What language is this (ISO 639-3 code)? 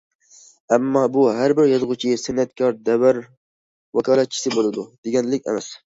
uig